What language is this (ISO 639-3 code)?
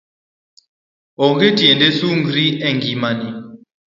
luo